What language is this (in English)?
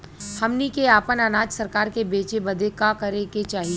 Bhojpuri